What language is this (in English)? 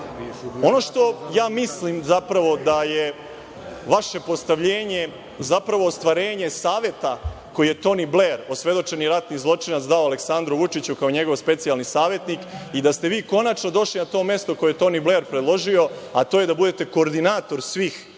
Serbian